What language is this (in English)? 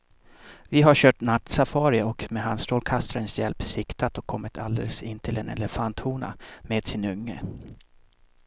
Swedish